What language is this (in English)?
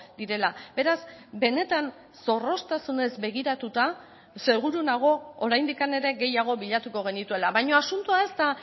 Basque